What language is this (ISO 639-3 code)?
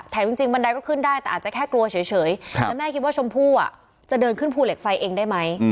tha